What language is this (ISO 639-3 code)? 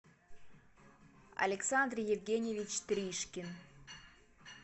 rus